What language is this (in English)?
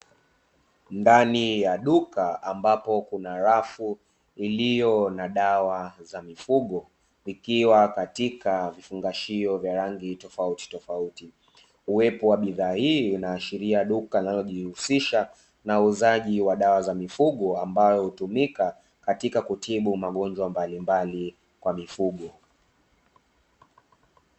Swahili